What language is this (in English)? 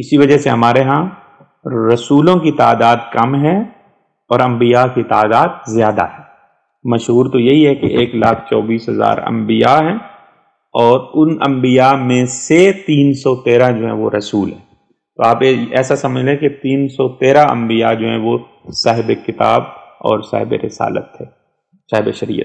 Hindi